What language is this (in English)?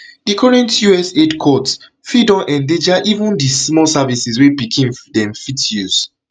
Nigerian Pidgin